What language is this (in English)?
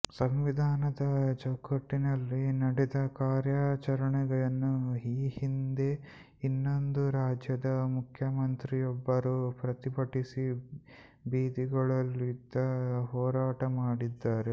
Kannada